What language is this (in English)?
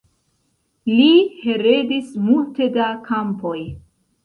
Esperanto